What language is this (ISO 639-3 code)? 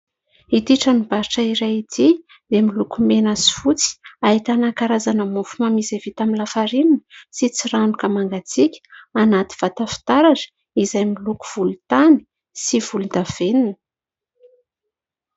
mlg